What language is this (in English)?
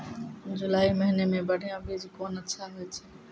Maithili